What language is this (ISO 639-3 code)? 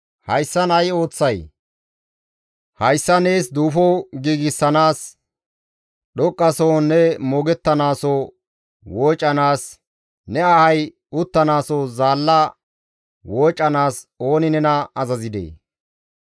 gmv